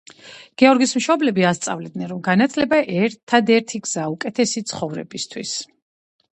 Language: Georgian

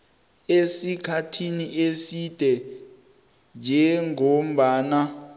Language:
South Ndebele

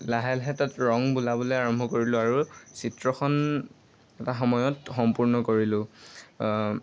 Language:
Assamese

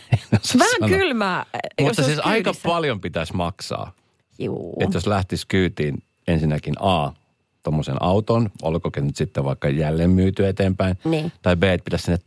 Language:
Finnish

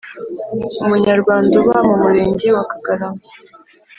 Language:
Kinyarwanda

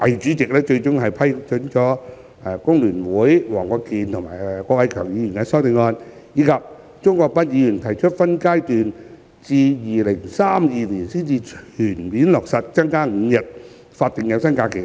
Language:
Cantonese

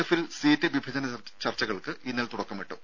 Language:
Malayalam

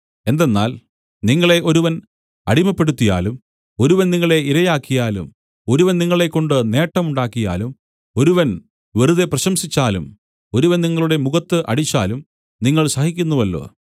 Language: Malayalam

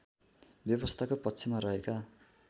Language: Nepali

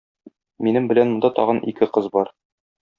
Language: Tatar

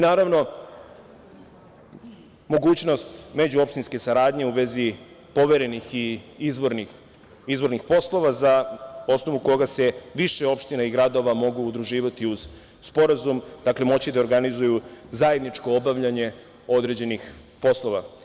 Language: Serbian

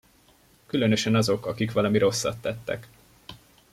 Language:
Hungarian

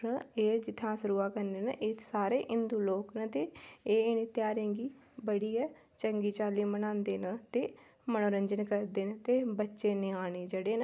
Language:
Dogri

